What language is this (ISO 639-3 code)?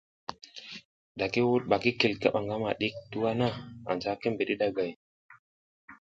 giz